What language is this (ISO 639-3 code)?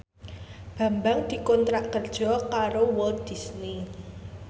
jav